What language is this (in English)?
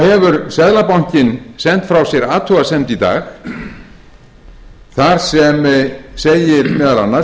Icelandic